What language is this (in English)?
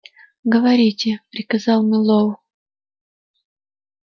Russian